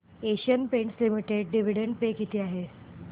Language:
Marathi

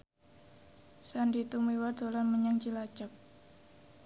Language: Javanese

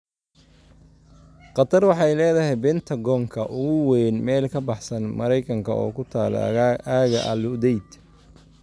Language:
Somali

